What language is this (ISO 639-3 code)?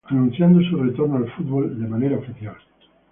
spa